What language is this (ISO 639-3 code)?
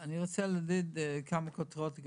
heb